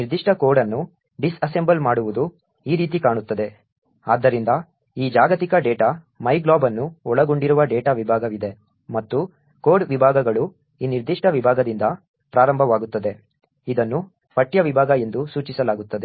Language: Kannada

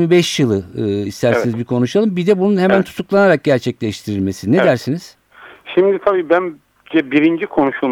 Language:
Turkish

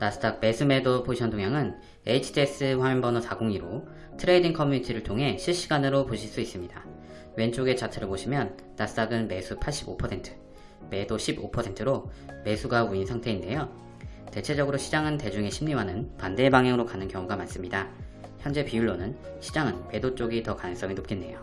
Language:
Korean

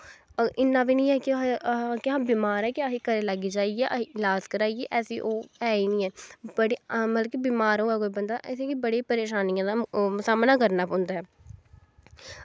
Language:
Dogri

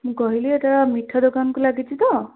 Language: Odia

